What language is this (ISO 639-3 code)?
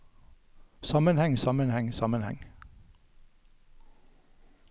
nor